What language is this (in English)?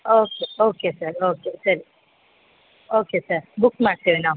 Kannada